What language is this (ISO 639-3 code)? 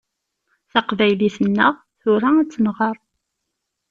kab